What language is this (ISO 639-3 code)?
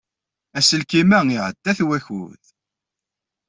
kab